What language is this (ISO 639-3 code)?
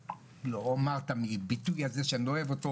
heb